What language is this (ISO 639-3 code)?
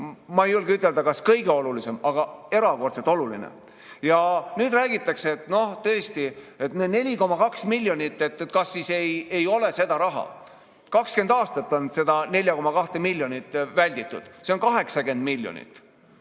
est